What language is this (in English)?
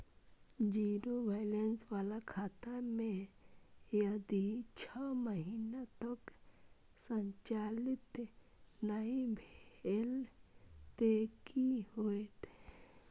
Maithili